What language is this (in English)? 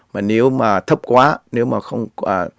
Vietnamese